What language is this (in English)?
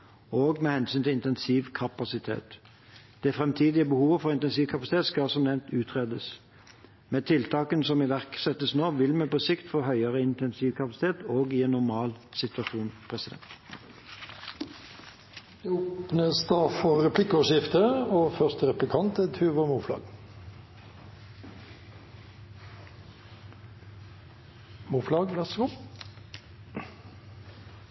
Norwegian Bokmål